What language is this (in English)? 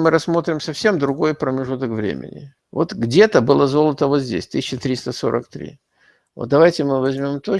Russian